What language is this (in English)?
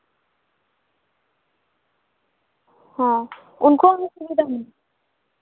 Santali